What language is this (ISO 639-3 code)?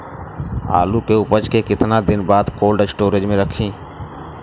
bho